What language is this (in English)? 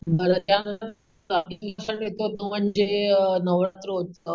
Marathi